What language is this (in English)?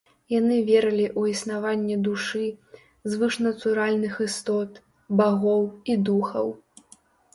Belarusian